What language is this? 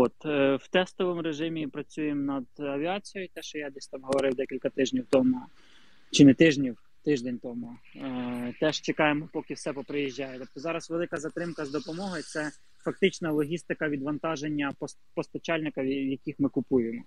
Ukrainian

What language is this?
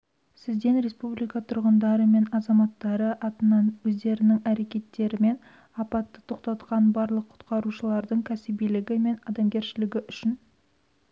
Kazakh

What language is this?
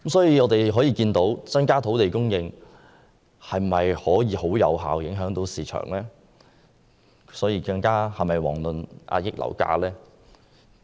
Cantonese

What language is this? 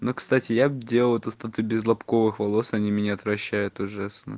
Russian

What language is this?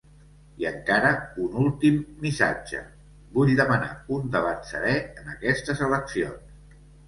Catalan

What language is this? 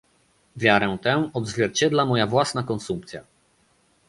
Polish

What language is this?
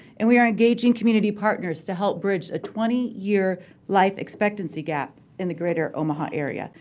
English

